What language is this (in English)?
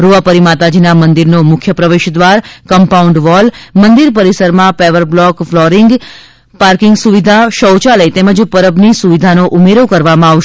Gujarati